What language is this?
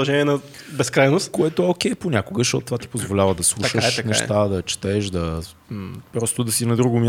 Bulgarian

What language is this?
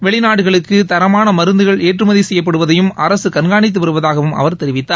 Tamil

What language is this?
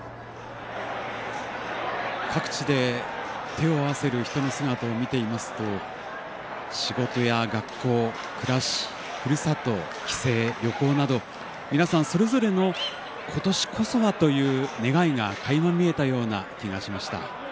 Japanese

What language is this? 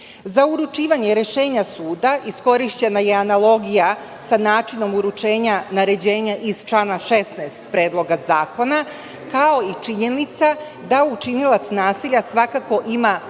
Serbian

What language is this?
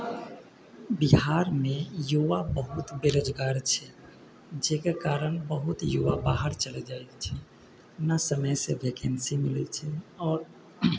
Maithili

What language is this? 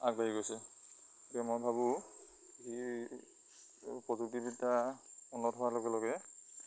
Assamese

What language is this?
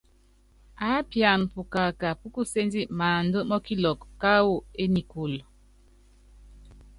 Yangben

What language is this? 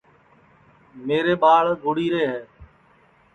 Sansi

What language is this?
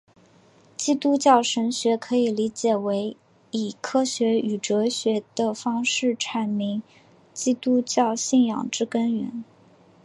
Chinese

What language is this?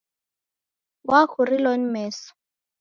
Taita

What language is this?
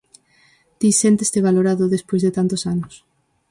Galician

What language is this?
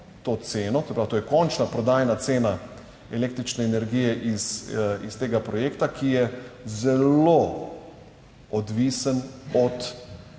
Slovenian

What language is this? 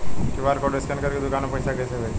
Bhojpuri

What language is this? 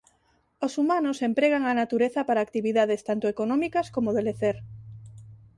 Galician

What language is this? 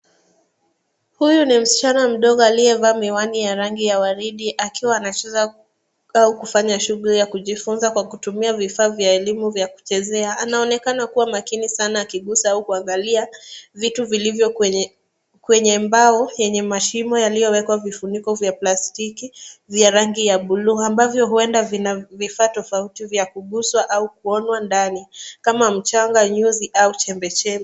Swahili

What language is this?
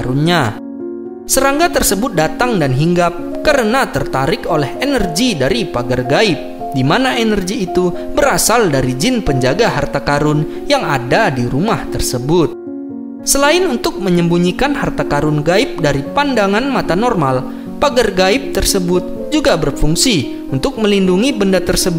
Indonesian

